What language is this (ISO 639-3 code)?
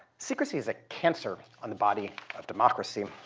eng